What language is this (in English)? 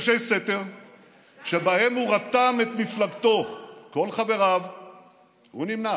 Hebrew